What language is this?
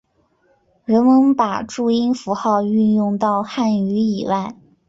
Chinese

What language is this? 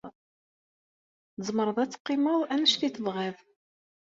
Kabyle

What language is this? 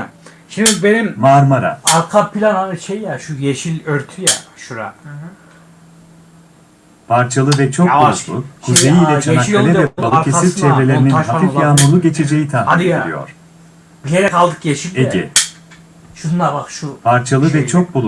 Turkish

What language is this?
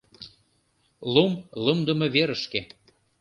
Mari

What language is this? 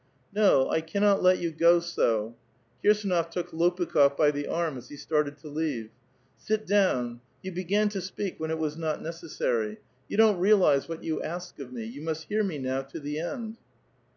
English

